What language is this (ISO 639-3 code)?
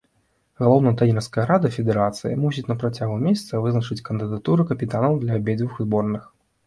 bel